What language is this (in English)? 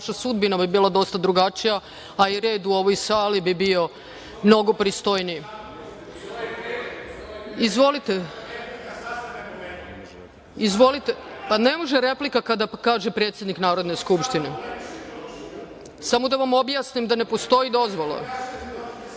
Serbian